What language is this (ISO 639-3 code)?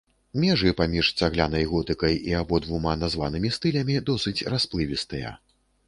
bel